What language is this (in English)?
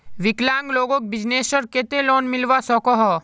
Magahi